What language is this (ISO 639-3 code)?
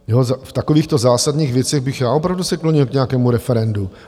ces